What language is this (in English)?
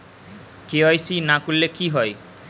Bangla